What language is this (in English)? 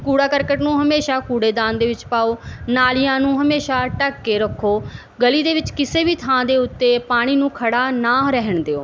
Punjabi